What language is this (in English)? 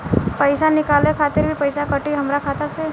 Bhojpuri